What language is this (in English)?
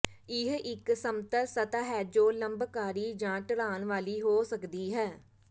Punjabi